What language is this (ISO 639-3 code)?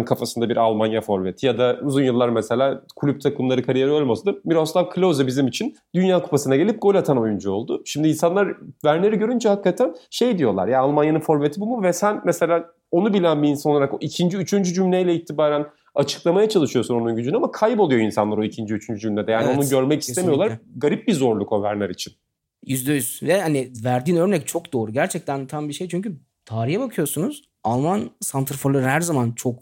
tur